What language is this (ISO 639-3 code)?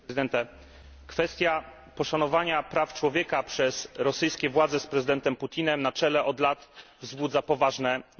pol